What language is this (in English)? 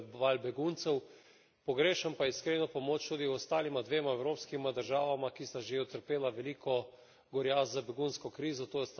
Slovenian